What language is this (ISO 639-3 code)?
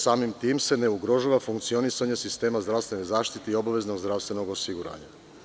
srp